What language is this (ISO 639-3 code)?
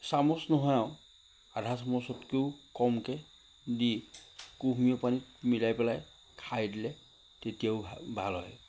asm